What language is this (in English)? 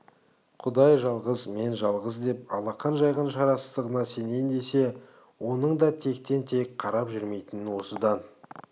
Kazakh